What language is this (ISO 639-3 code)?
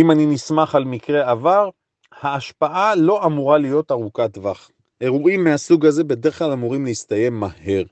heb